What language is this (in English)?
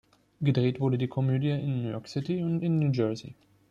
German